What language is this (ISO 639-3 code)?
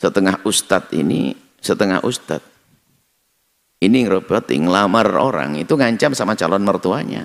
ind